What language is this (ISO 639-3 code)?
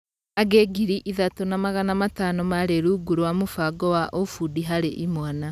kik